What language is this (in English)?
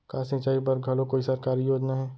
Chhattisgarhi